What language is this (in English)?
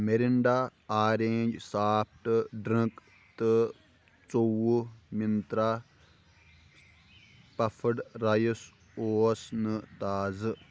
Kashmiri